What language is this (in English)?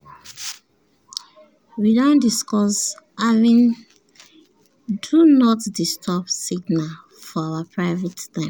Nigerian Pidgin